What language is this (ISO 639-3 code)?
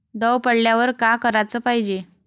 mar